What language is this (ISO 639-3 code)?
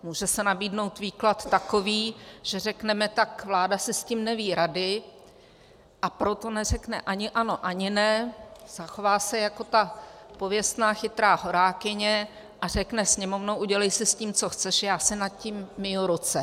ces